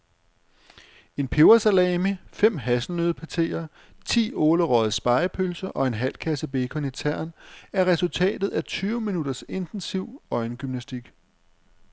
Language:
Danish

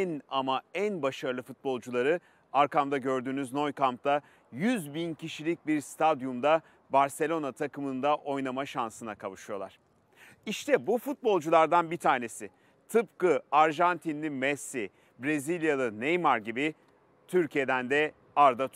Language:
Turkish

